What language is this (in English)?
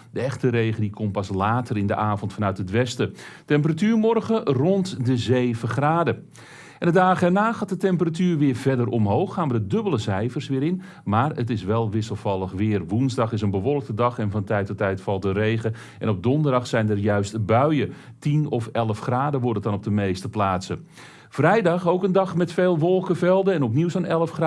Dutch